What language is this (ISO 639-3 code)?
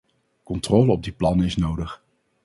nld